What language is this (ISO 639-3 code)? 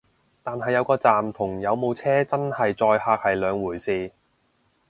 yue